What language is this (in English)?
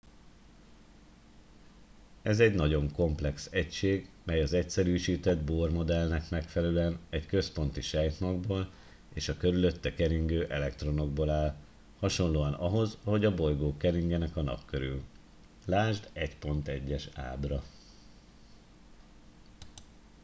Hungarian